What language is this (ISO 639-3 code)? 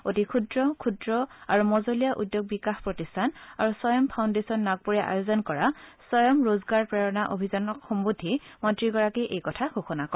asm